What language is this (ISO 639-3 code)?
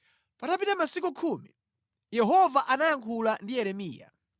nya